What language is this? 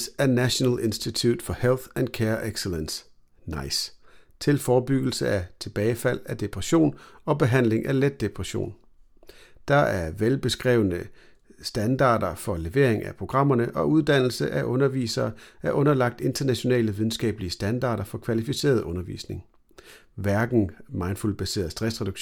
Danish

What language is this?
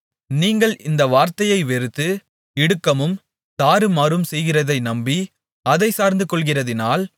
Tamil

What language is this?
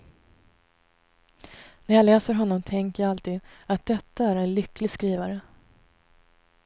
Swedish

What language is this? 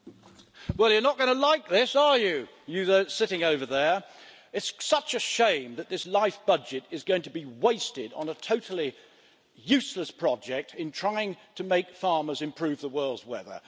English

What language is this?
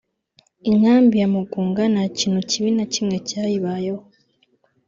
Kinyarwanda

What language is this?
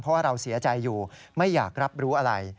Thai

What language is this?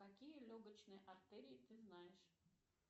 Russian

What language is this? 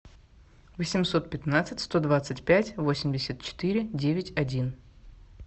Russian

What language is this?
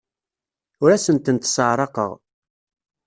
Kabyle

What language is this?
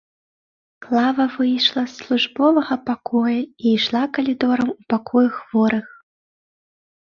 Belarusian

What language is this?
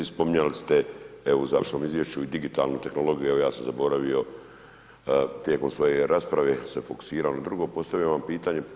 Croatian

